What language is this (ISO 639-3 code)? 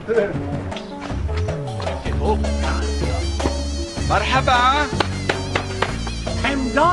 ara